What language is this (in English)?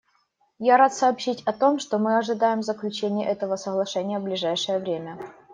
Russian